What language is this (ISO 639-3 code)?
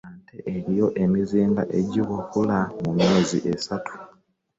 lug